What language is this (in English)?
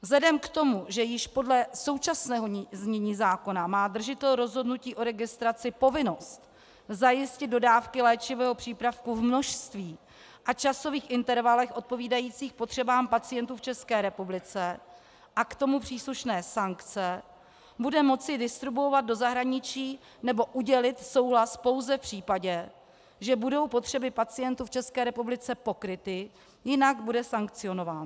Czech